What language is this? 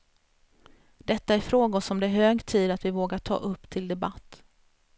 Swedish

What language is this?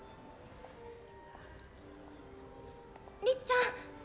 Japanese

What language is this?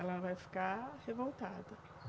Portuguese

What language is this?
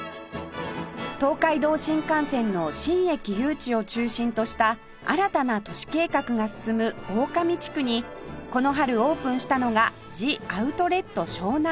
Japanese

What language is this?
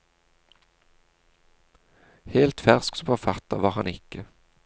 Norwegian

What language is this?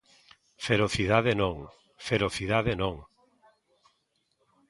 Galician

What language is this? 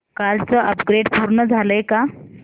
Marathi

